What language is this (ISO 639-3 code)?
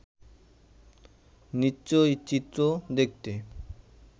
ben